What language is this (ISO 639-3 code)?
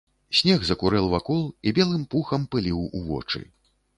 bel